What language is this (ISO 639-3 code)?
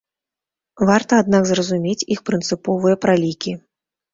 bel